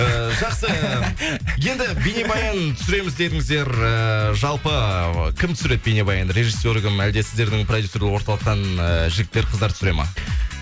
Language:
Kazakh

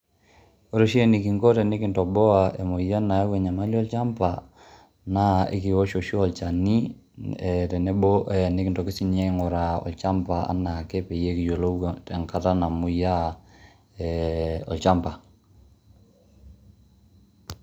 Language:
Masai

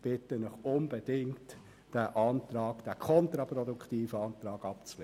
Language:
Swiss German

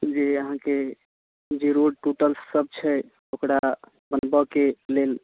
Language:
Maithili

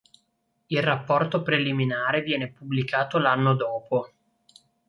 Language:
Italian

